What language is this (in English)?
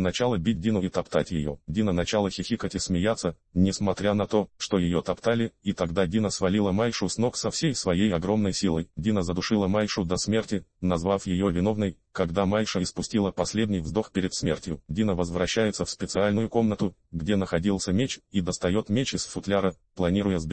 Russian